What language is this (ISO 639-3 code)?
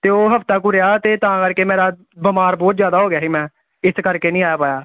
pan